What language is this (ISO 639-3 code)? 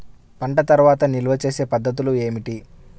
tel